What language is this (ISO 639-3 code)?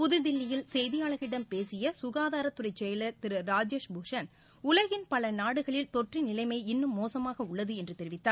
tam